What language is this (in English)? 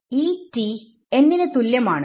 Malayalam